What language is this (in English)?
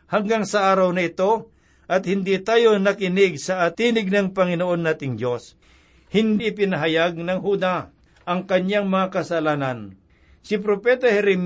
Filipino